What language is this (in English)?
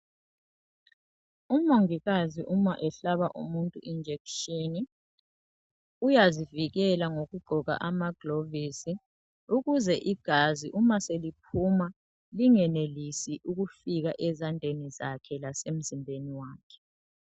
North Ndebele